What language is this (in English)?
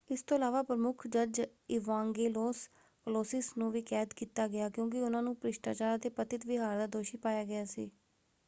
Punjabi